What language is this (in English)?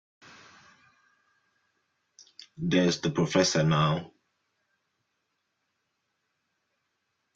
English